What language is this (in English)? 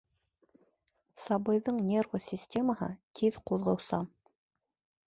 Bashkir